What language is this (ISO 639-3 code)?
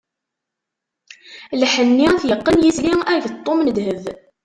kab